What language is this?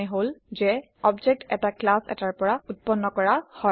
Assamese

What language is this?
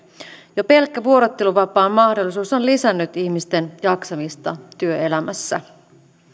Finnish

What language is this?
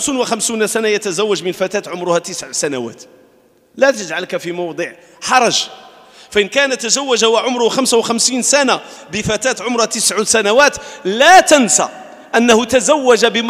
Arabic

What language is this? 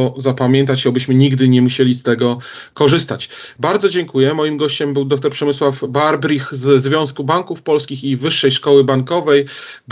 Polish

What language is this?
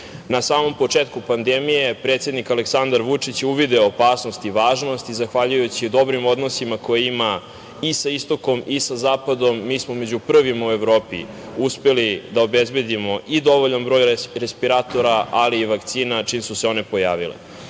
Serbian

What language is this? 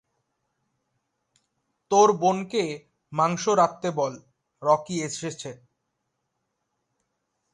Bangla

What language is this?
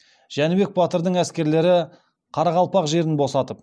Kazakh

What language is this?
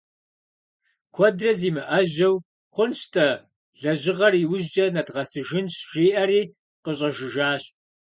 Kabardian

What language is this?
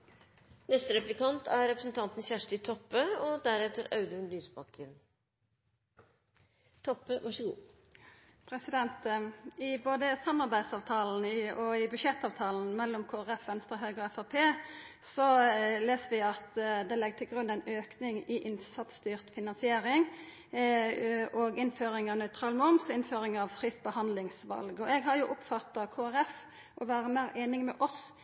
Norwegian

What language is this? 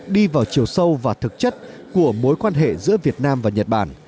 Vietnamese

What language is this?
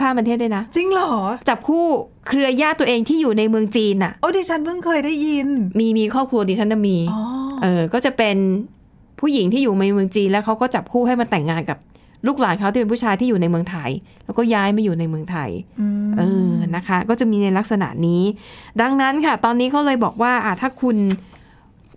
Thai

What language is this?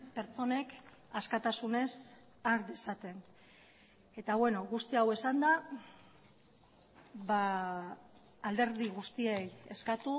Basque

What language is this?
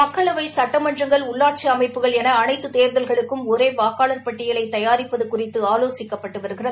Tamil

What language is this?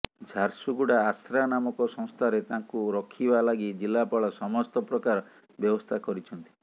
Odia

